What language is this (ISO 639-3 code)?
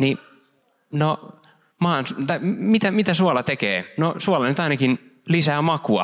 fin